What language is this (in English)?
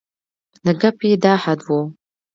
Pashto